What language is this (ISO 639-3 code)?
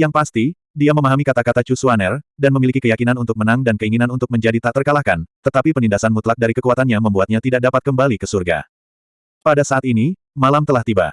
ind